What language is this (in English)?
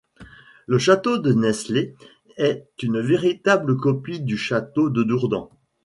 French